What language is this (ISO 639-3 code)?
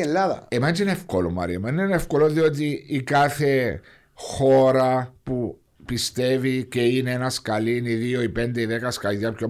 ell